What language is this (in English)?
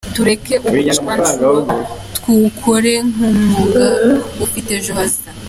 Kinyarwanda